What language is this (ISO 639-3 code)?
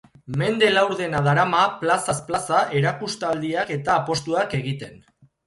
eus